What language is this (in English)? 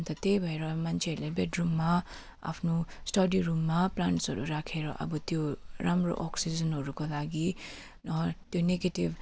Nepali